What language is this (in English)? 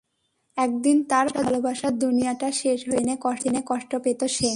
Bangla